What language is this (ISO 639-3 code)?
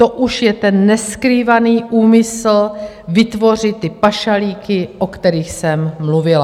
ces